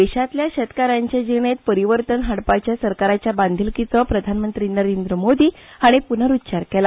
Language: Konkani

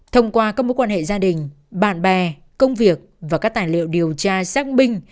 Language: Vietnamese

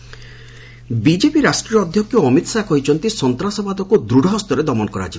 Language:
Odia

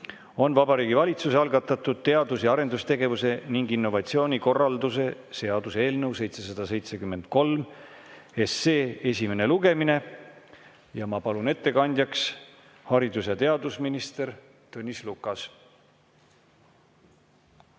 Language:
Estonian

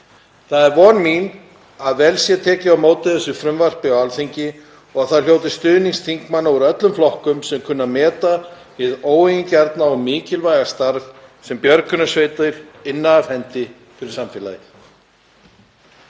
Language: Icelandic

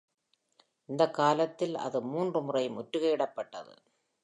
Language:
Tamil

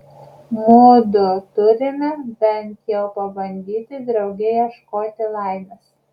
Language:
Lithuanian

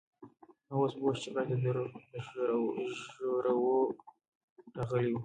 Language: Pashto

